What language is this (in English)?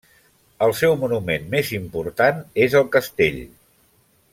Catalan